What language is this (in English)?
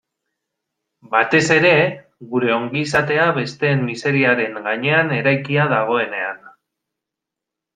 Basque